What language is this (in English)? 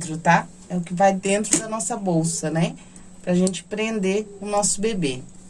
Portuguese